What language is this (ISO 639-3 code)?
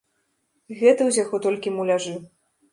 bel